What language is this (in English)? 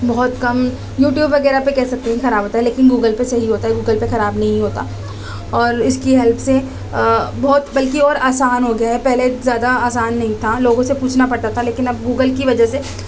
Urdu